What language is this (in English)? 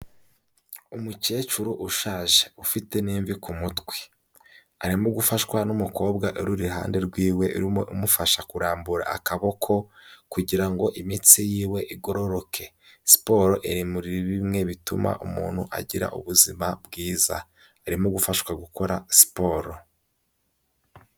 Kinyarwanda